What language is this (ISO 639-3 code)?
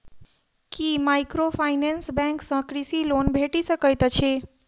mai